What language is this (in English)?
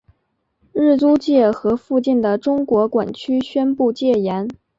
Chinese